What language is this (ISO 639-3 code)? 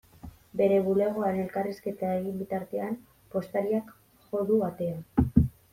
eus